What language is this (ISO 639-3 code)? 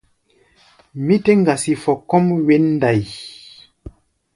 gba